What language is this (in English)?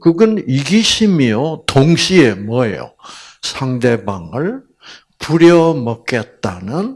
Korean